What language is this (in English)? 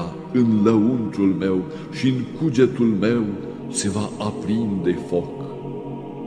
Romanian